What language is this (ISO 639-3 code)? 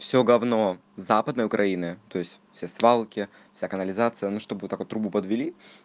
rus